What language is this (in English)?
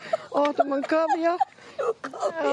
Welsh